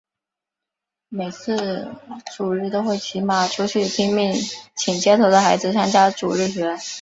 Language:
Chinese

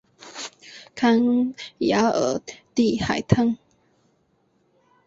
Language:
Chinese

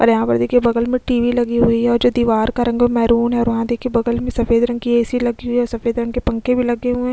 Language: Hindi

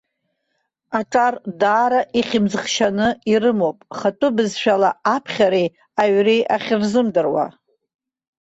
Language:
Abkhazian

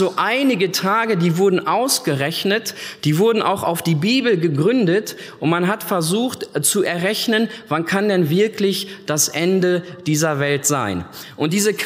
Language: German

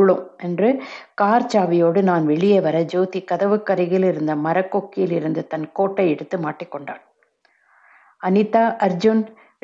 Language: Tamil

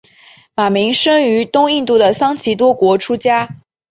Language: Chinese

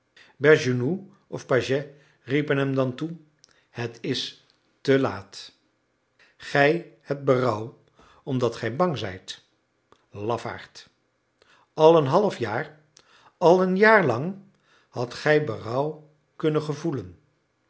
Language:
Dutch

